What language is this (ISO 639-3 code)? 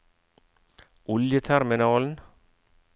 nor